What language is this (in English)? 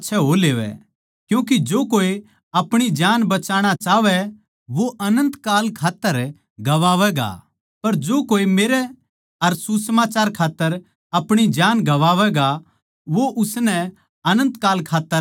Haryanvi